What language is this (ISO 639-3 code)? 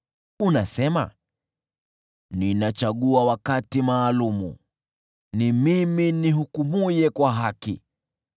swa